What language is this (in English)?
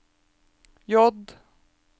Norwegian